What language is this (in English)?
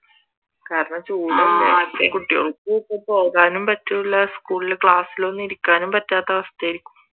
Malayalam